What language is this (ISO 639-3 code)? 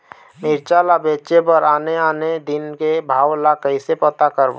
hne